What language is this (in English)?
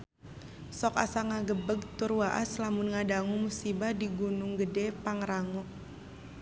Sundanese